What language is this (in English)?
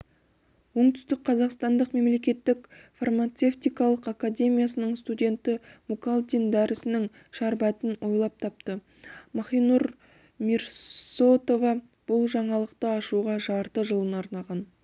Kazakh